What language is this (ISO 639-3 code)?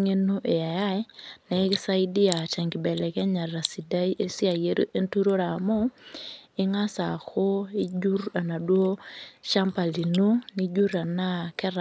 mas